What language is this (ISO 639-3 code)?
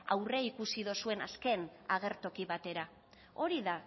eus